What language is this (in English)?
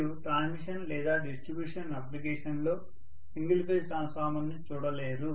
Telugu